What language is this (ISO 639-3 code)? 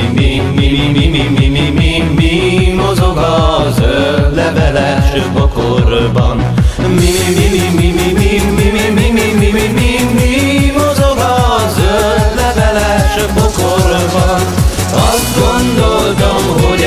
hun